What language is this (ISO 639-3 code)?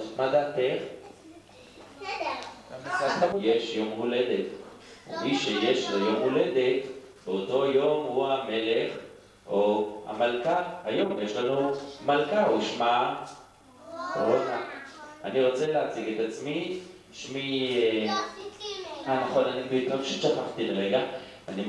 heb